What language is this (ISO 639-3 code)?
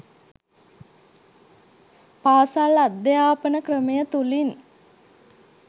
sin